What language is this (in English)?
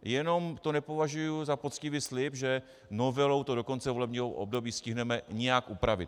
Czech